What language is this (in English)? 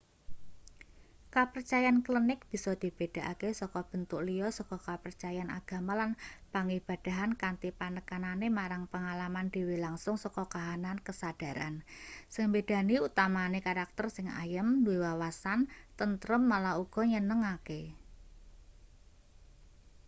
Javanese